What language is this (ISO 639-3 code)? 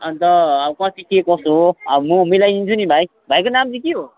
nep